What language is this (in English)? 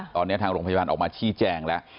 Thai